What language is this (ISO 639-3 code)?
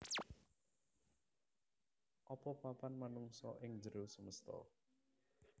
jav